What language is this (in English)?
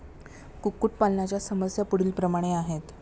Marathi